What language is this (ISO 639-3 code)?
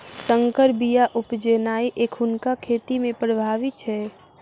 mai